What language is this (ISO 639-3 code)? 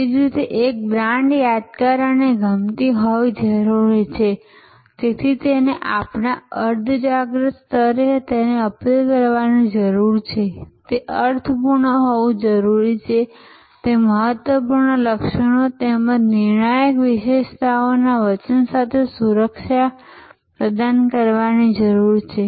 guj